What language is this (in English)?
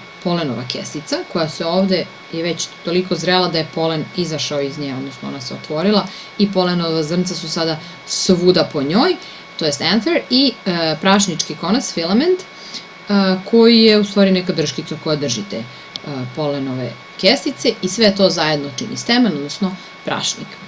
Serbian